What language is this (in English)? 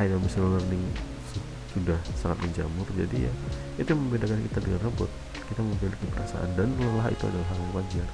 Indonesian